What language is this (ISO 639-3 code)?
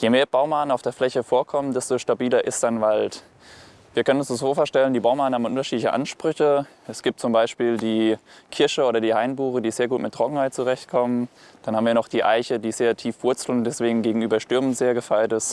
deu